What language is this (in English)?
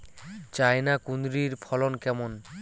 Bangla